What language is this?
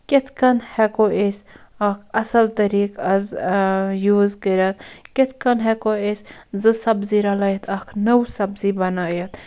Kashmiri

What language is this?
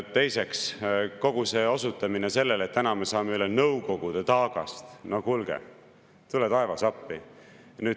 Estonian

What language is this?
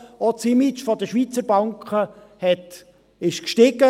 Swiss German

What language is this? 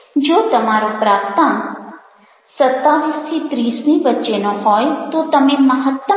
Gujarati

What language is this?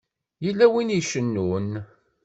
Kabyle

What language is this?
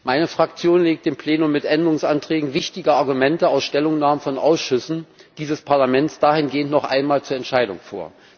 German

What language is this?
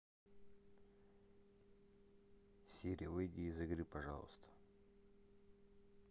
Russian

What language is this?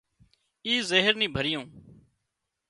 Wadiyara Koli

